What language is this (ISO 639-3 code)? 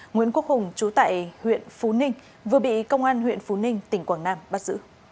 vie